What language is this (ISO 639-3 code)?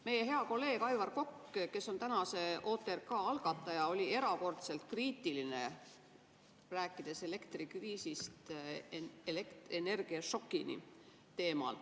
est